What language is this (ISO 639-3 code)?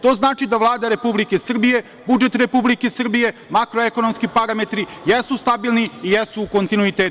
srp